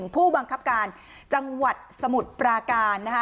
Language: Thai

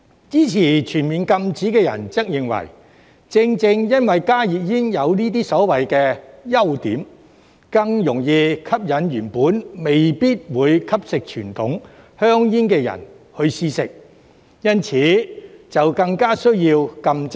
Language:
Cantonese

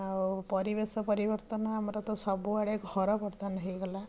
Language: Odia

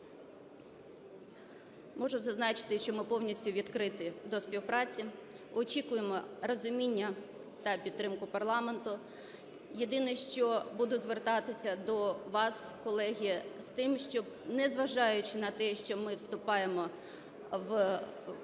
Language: Ukrainian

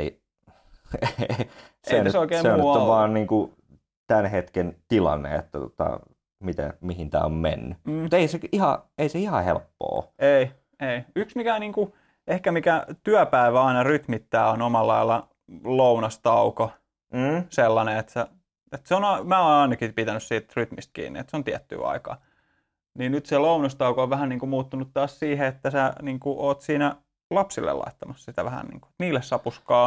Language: Finnish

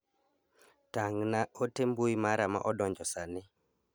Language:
Luo (Kenya and Tanzania)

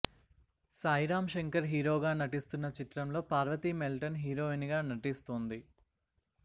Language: Telugu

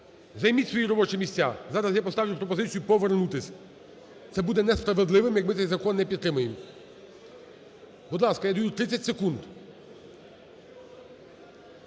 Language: Ukrainian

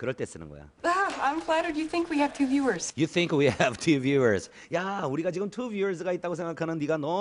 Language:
Korean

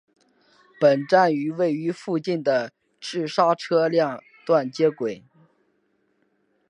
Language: Chinese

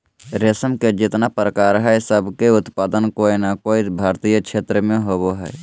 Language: Magahi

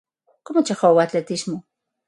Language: Galician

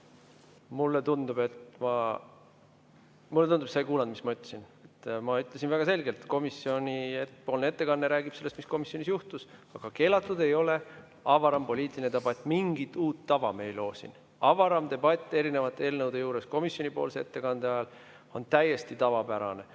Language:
Estonian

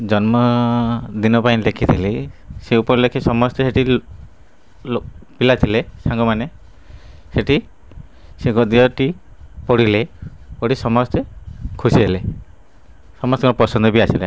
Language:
Odia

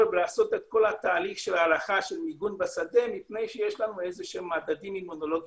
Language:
Hebrew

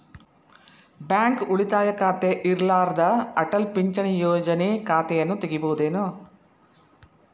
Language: Kannada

